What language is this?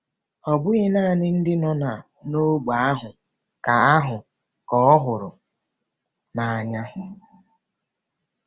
Igbo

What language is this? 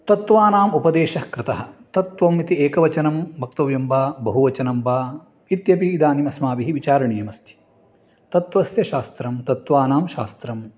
Sanskrit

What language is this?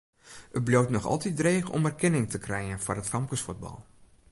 Western Frisian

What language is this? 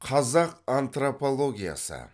Kazakh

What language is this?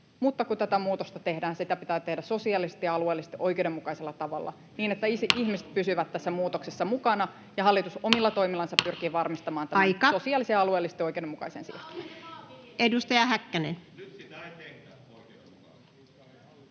Finnish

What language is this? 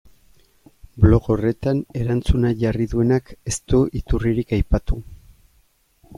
Basque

